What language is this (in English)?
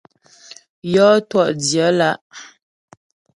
Ghomala